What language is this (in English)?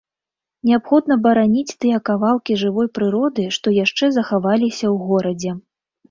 Belarusian